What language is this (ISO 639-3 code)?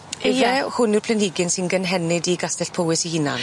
cym